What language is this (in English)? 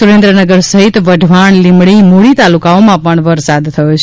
Gujarati